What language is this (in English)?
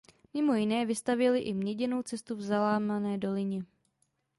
Czech